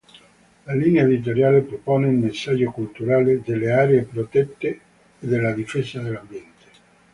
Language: Italian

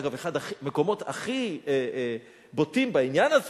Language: Hebrew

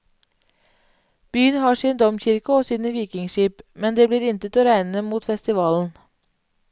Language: Norwegian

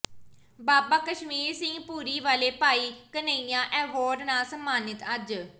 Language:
Punjabi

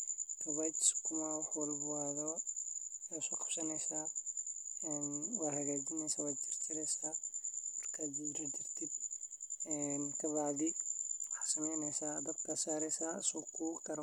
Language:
Somali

